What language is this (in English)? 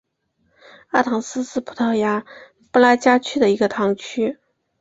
Chinese